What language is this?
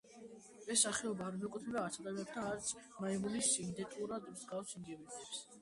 Georgian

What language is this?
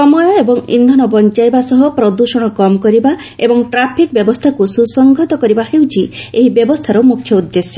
Odia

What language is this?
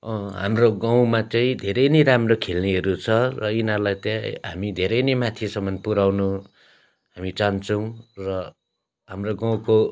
Nepali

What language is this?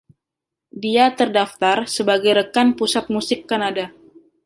Indonesian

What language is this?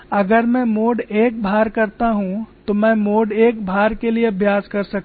Hindi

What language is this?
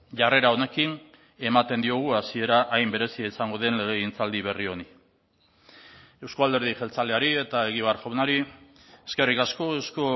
Basque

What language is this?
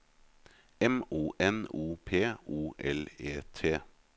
Norwegian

